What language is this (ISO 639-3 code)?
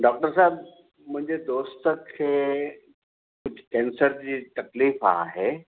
snd